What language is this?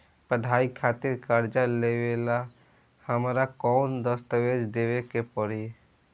Bhojpuri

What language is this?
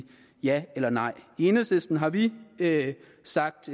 Danish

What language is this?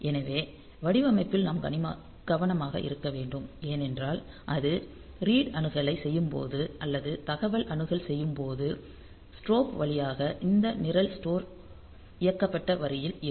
Tamil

